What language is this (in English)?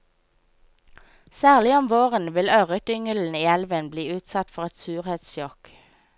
Norwegian